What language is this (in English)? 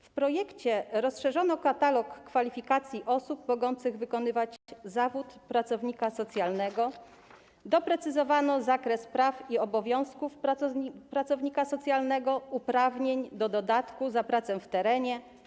Polish